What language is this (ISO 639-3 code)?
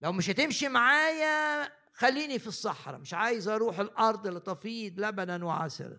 ara